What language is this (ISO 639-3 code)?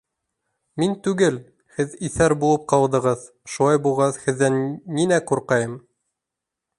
bak